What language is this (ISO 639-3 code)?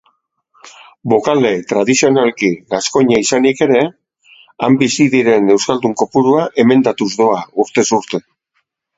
eus